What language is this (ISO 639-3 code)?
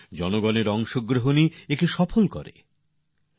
ben